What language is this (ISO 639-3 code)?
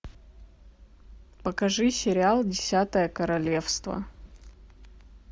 rus